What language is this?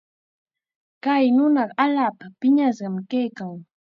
Chiquián Ancash Quechua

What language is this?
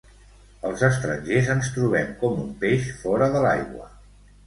Catalan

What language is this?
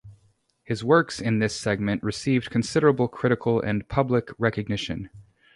English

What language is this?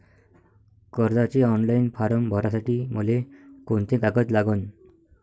Marathi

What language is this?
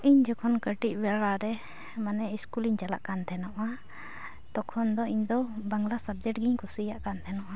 Santali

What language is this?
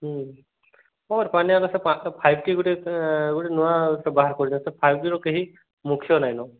Odia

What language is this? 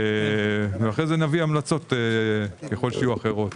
Hebrew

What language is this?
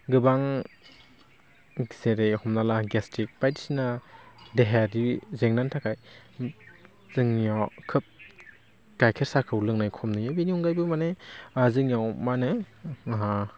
Bodo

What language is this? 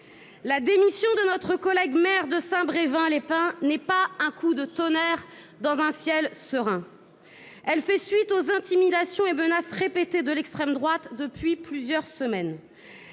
French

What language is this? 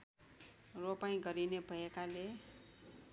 Nepali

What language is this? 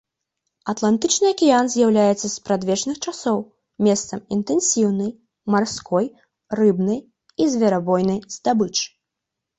Belarusian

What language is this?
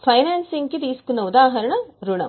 Telugu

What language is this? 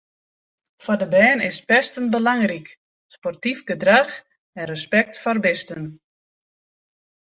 Western Frisian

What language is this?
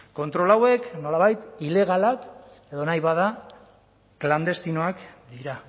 Basque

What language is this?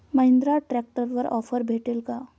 Marathi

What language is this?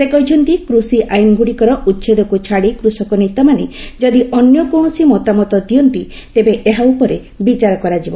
Odia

